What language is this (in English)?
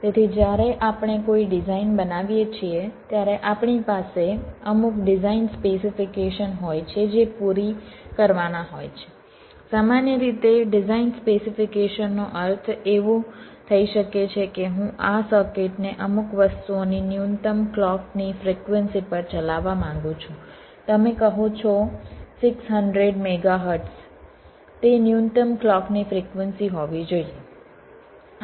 Gujarati